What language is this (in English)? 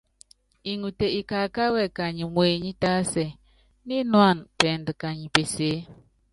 Yangben